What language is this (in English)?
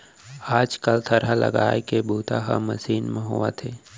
Chhattisgarhi